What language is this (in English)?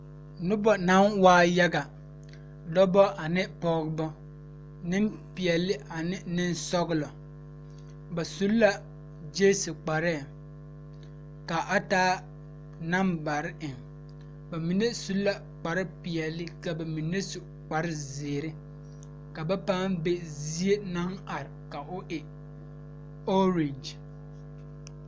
Southern Dagaare